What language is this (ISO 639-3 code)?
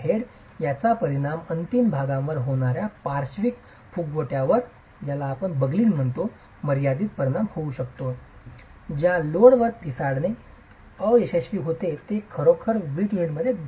mar